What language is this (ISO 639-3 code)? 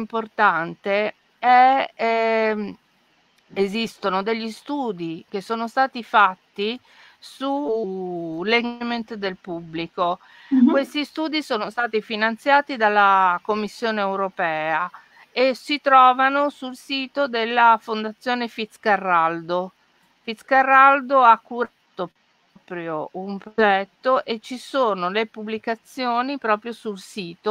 ita